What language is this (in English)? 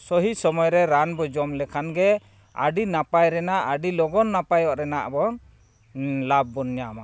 Santali